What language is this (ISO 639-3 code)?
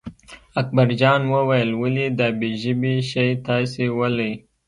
pus